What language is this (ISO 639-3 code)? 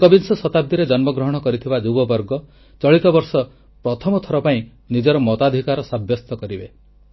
ori